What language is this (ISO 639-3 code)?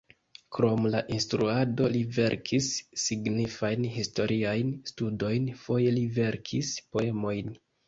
epo